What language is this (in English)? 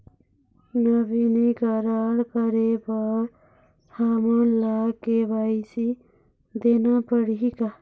Chhattisgarhi